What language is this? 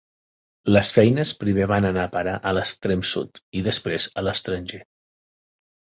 Catalan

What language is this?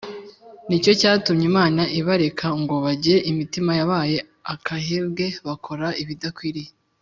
Kinyarwanda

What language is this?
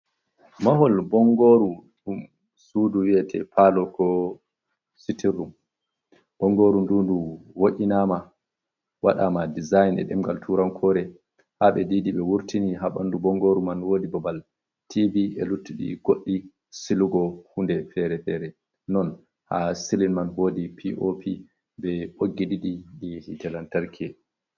Fula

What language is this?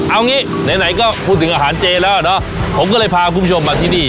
Thai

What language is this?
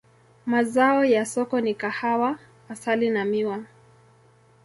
Swahili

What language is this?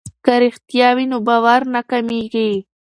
Pashto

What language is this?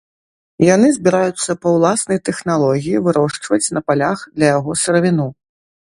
Belarusian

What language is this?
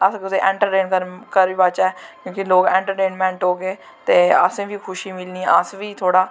Dogri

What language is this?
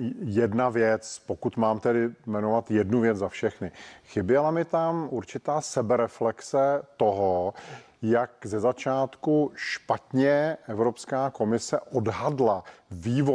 Czech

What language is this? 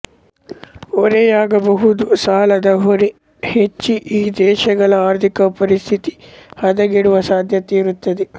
Kannada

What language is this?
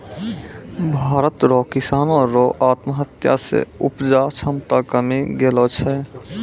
Maithili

